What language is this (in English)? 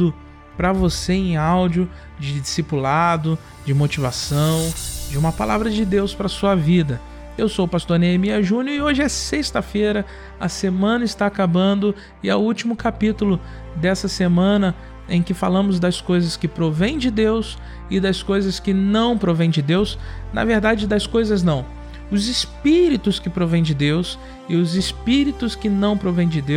Portuguese